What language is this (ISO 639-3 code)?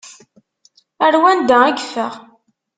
kab